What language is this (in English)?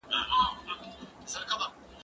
Pashto